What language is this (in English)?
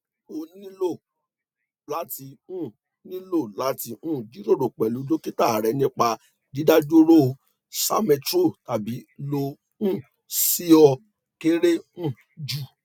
Yoruba